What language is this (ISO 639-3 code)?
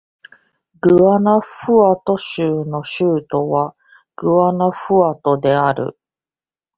jpn